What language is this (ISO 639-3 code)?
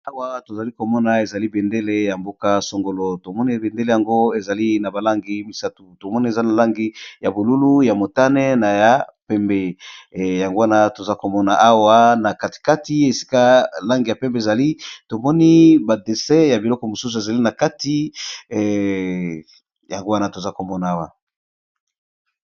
lin